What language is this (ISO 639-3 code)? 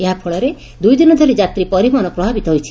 ori